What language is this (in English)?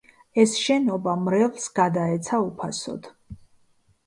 Georgian